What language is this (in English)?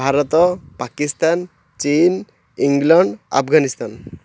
Odia